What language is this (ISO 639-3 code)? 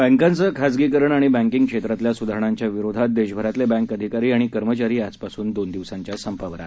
mar